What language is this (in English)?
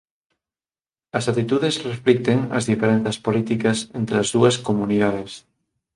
Galician